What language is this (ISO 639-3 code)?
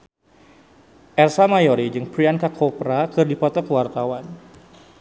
sun